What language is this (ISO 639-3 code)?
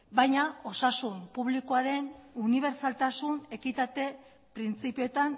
eus